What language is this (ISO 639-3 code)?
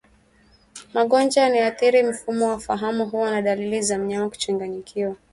swa